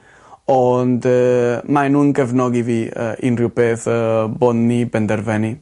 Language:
Welsh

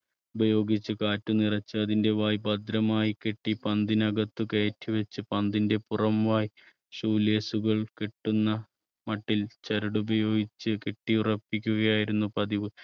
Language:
Malayalam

